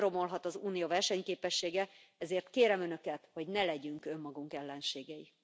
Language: Hungarian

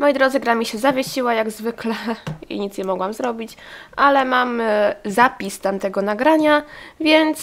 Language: Polish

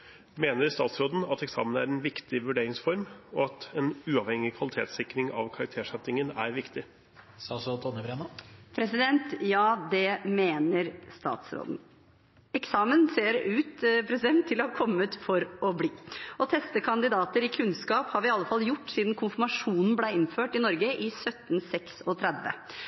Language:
Norwegian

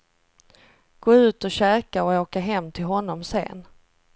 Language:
Swedish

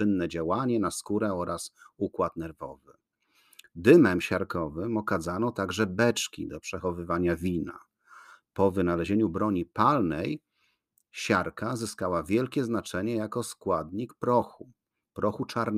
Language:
Polish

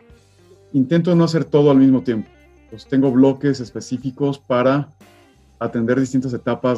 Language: Spanish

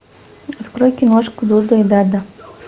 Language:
Russian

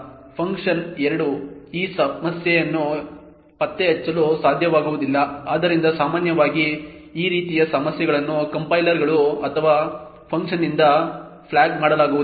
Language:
Kannada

